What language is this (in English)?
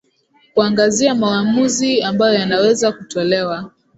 Swahili